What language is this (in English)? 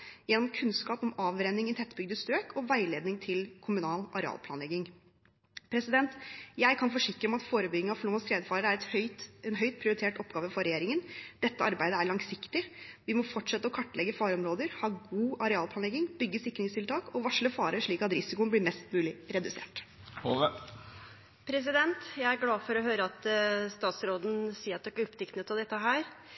Norwegian